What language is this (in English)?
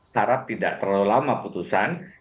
Indonesian